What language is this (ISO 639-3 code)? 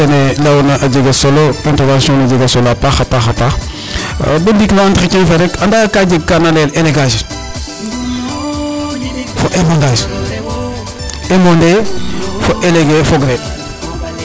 srr